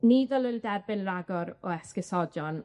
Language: Welsh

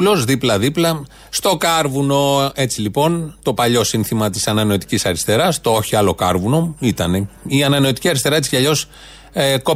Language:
Greek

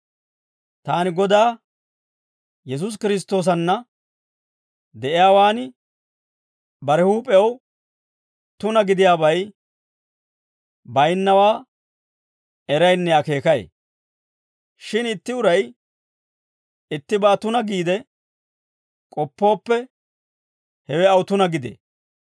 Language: Dawro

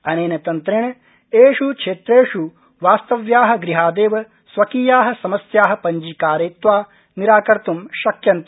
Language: Sanskrit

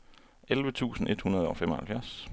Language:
Danish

